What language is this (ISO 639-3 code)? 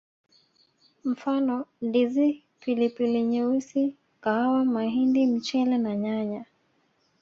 swa